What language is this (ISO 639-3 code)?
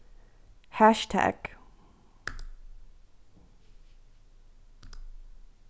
fao